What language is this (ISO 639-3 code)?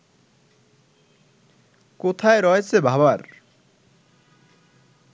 ben